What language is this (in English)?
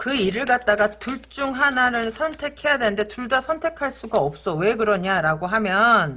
Korean